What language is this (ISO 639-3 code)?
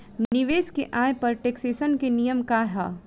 bho